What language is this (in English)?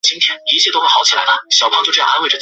Chinese